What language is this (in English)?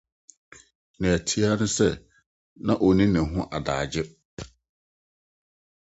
Akan